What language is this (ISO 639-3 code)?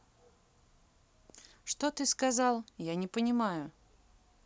rus